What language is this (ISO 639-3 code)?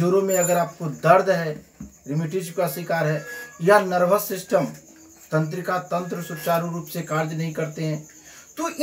hin